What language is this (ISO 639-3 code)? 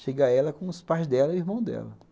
por